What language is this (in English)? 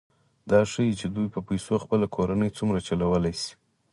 Pashto